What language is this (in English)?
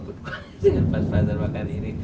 Indonesian